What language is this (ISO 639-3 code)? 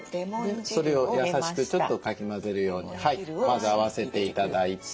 jpn